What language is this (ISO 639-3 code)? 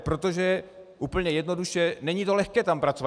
ces